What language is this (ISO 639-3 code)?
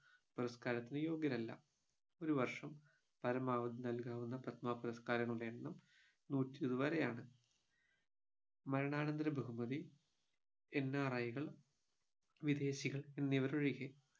mal